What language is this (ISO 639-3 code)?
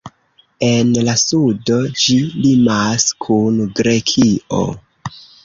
epo